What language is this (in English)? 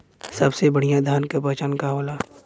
Bhojpuri